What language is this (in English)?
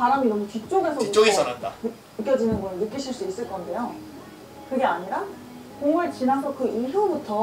Korean